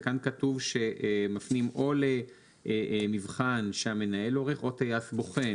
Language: Hebrew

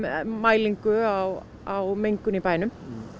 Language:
Icelandic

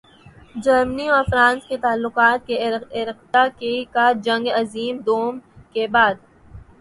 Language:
Urdu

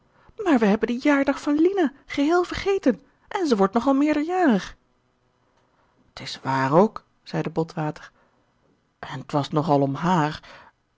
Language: Dutch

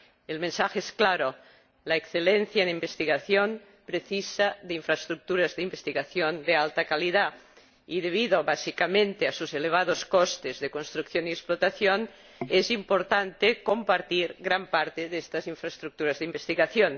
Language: Spanish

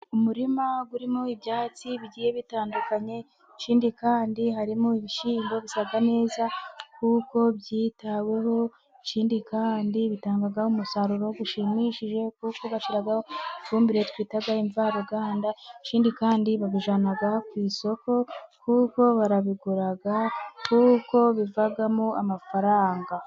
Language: Kinyarwanda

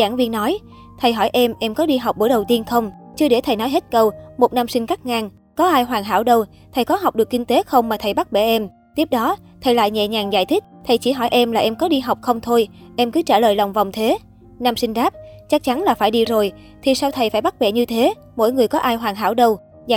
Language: Vietnamese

